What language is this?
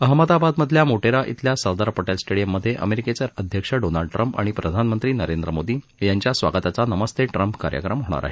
Marathi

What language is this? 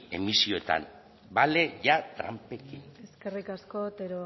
Basque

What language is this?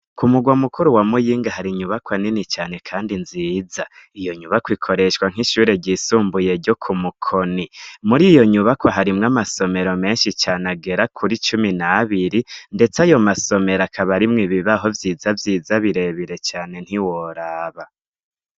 Rundi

